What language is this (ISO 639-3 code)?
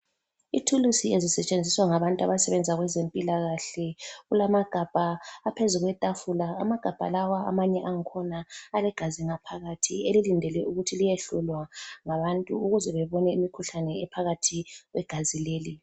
nde